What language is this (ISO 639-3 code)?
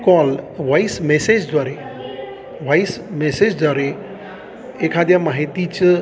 mar